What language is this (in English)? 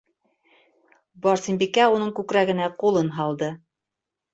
Bashkir